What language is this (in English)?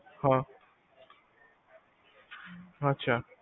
Punjabi